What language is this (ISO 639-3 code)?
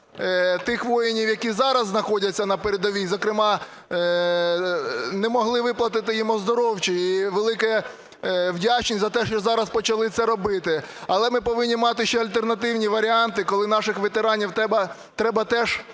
ukr